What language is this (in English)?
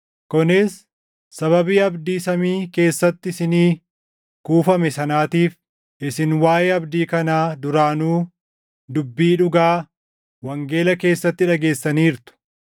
Oromo